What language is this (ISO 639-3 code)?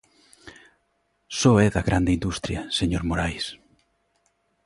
glg